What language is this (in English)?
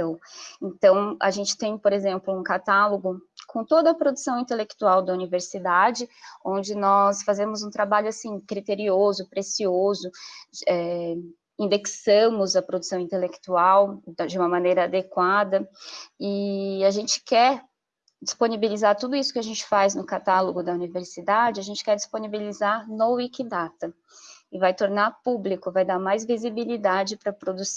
Portuguese